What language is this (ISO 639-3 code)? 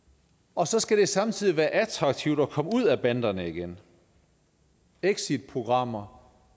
dan